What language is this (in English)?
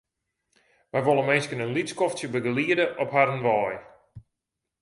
Western Frisian